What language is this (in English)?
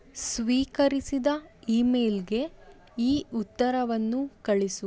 Kannada